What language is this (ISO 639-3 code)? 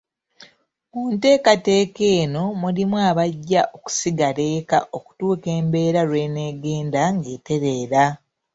lug